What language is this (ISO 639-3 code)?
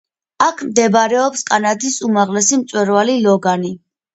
kat